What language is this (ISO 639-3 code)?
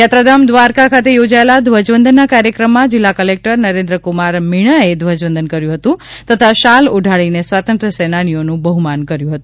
guj